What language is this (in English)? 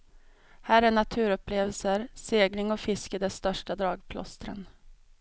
Swedish